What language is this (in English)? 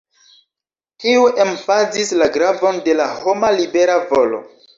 Esperanto